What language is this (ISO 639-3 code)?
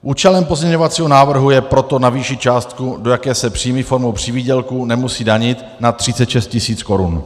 ces